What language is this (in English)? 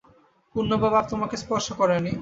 Bangla